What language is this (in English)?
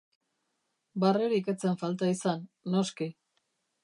Basque